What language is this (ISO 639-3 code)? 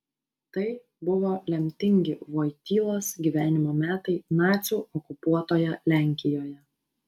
lit